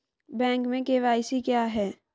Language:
Hindi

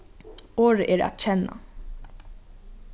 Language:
Faroese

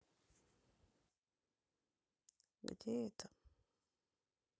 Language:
Russian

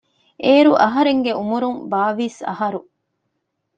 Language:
Divehi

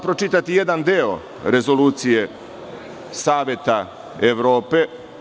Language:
Serbian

